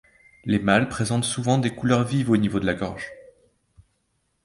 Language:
French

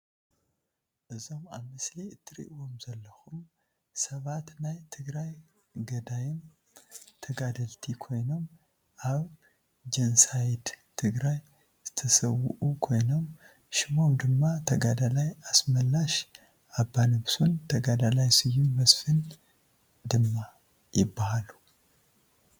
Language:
Tigrinya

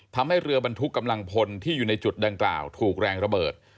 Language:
Thai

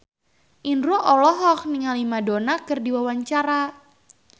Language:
Sundanese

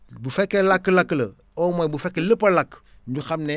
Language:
Wolof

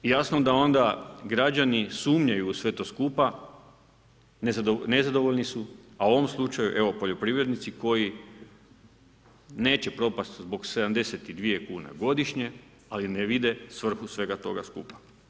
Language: Croatian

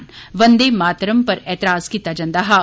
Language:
Dogri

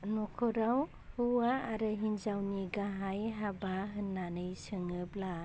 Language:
Bodo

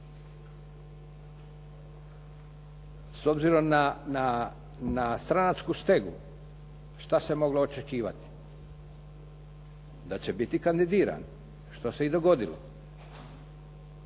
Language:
Croatian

